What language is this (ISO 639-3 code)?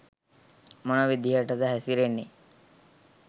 sin